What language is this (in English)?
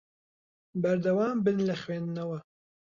Central Kurdish